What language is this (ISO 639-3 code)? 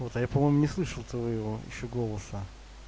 rus